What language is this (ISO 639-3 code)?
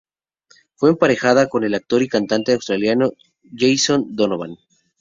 spa